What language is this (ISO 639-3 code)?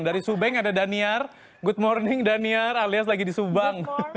ind